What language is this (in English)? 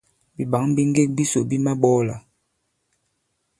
Bankon